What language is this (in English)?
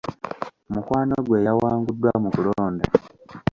Ganda